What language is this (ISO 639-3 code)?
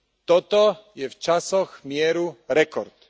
slk